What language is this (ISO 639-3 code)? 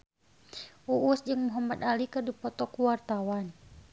sun